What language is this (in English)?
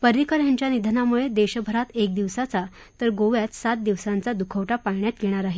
Marathi